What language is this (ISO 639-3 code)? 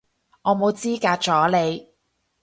yue